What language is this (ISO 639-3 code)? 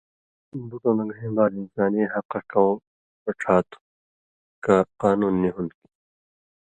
mvy